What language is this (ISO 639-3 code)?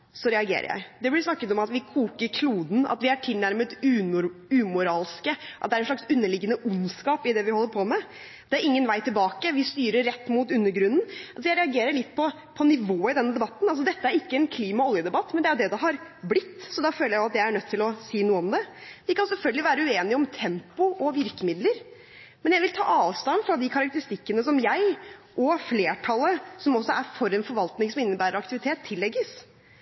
nob